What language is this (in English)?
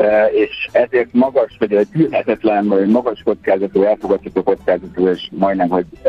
Hungarian